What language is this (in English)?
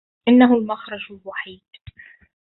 Arabic